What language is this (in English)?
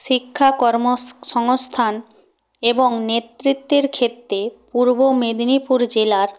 Bangla